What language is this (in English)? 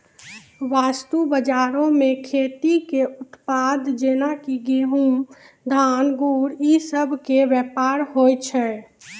Maithili